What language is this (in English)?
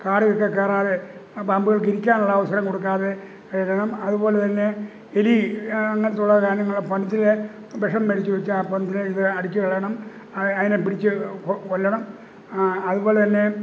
Malayalam